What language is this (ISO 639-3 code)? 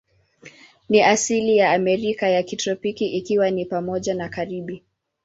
swa